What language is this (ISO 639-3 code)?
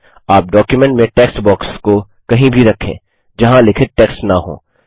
hin